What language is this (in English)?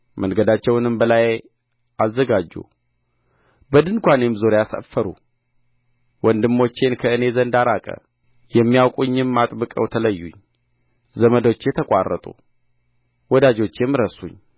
Amharic